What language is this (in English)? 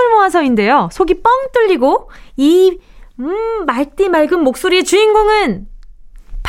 Korean